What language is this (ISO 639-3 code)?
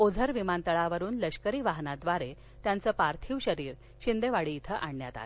mar